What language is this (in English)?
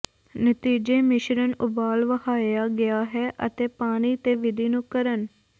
Punjabi